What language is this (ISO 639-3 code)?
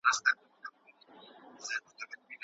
pus